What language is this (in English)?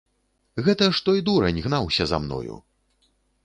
Belarusian